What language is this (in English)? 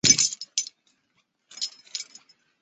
Chinese